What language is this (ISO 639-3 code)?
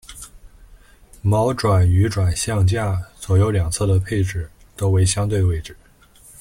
zho